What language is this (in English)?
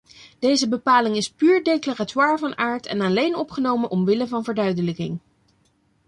Dutch